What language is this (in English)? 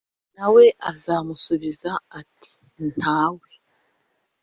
Kinyarwanda